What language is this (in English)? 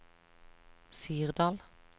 Norwegian